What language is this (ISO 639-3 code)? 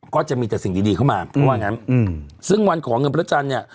tha